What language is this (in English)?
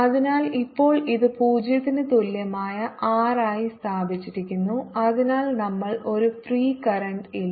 Malayalam